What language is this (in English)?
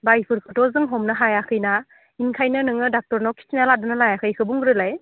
Bodo